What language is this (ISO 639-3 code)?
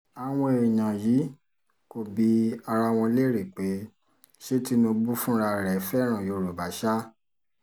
yor